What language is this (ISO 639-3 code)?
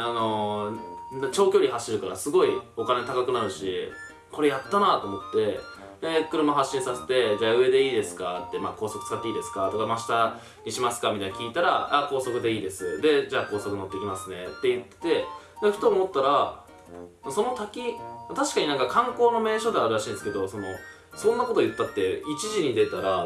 jpn